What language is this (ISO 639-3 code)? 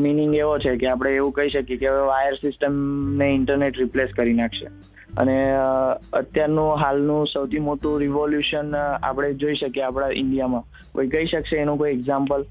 guj